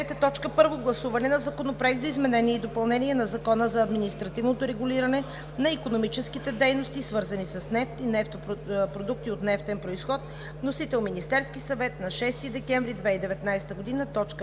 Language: Bulgarian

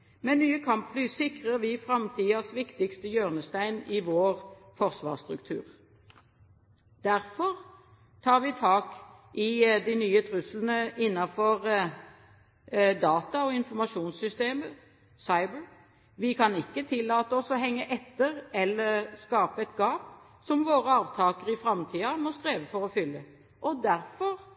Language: Norwegian Bokmål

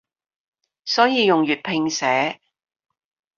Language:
Cantonese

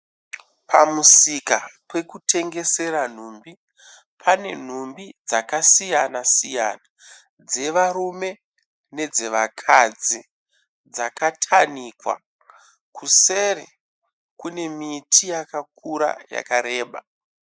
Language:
Shona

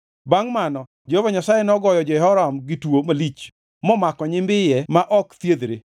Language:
Luo (Kenya and Tanzania)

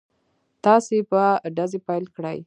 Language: Pashto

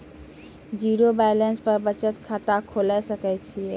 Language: Maithili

